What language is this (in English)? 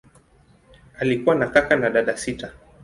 Swahili